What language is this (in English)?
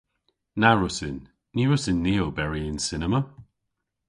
Cornish